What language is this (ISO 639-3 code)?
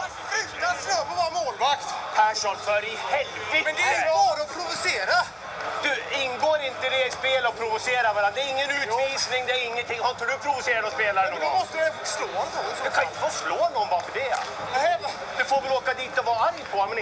swe